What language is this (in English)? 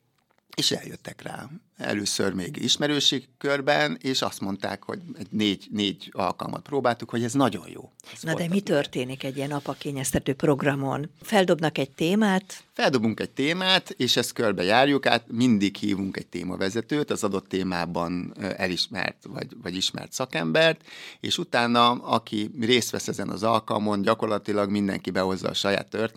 Hungarian